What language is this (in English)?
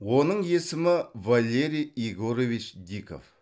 Kazakh